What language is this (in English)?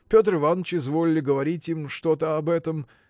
Russian